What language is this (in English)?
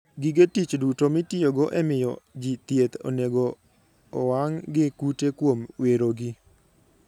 Luo (Kenya and Tanzania)